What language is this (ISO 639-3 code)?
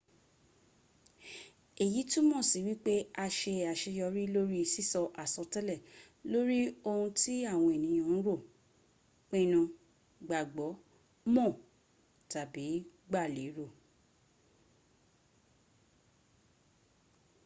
yor